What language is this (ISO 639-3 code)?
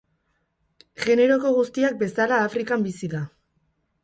eus